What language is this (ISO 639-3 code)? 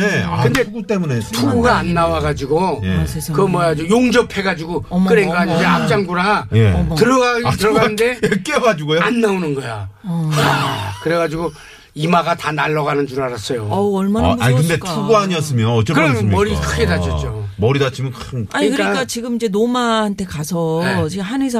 kor